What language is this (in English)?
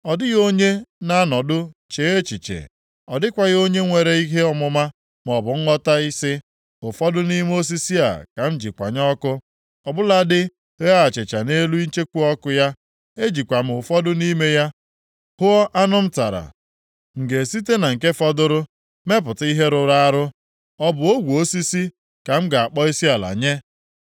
Igbo